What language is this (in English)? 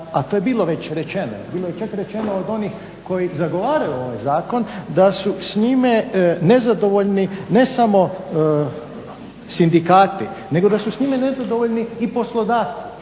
Croatian